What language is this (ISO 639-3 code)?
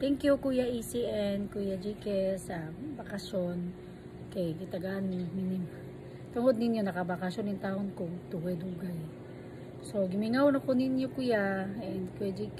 fil